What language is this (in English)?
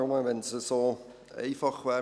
Swiss German